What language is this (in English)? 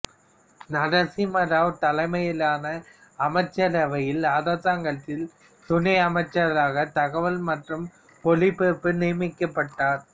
Tamil